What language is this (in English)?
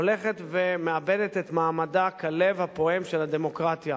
Hebrew